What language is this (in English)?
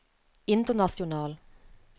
Norwegian